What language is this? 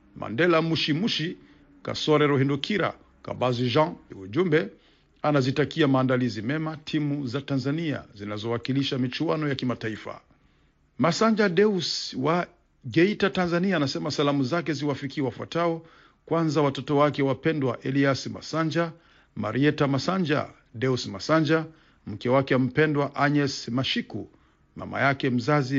Swahili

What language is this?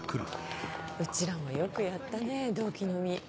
Japanese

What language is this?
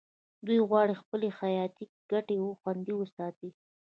Pashto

